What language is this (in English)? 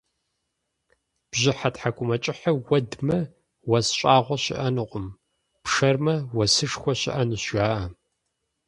Kabardian